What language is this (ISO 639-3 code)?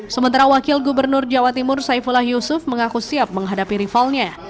ind